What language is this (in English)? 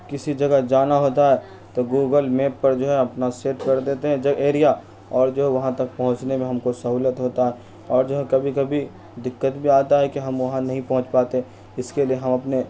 Urdu